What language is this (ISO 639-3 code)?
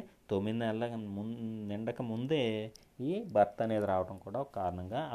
tel